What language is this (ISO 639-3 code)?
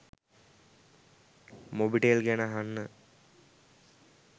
sin